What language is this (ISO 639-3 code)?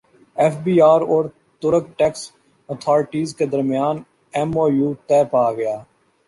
urd